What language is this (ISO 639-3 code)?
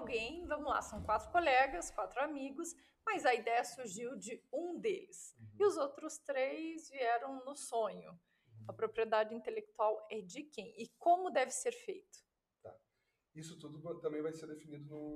por